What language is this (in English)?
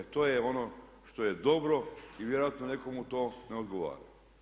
Croatian